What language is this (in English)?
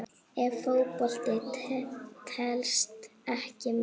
Icelandic